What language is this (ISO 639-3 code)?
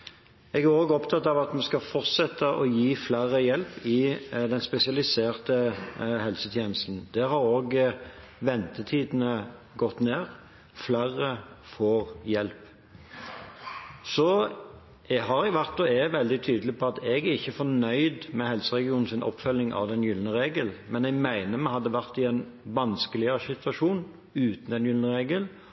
nob